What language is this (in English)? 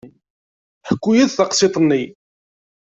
Kabyle